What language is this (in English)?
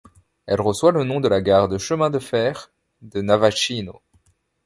French